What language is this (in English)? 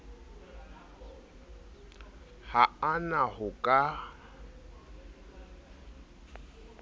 Southern Sotho